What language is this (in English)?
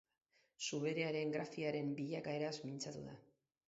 Basque